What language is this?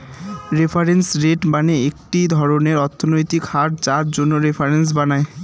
Bangla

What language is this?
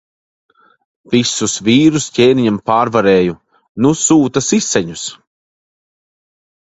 Latvian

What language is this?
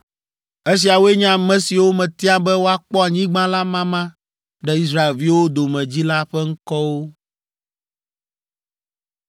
Ewe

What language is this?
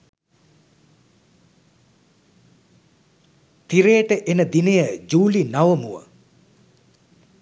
Sinhala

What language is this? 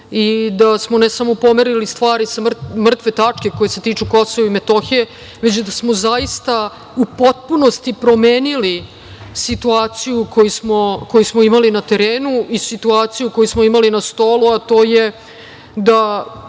Serbian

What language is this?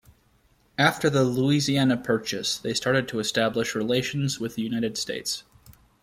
English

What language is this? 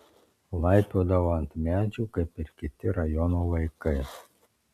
Lithuanian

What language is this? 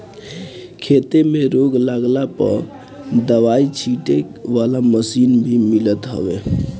Bhojpuri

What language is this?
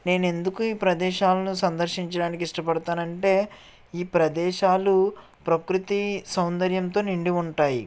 Telugu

